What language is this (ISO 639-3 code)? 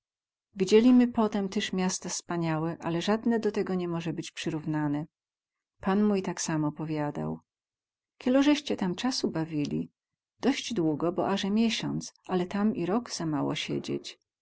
pol